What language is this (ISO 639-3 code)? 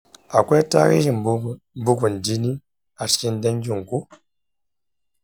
hau